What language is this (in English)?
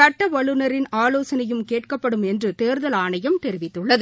Tamil